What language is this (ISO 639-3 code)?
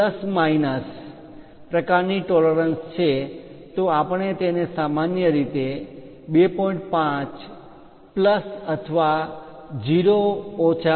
guj